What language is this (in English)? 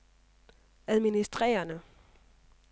Danish